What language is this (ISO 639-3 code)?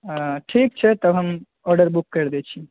mai